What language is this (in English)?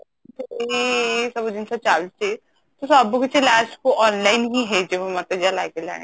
Odia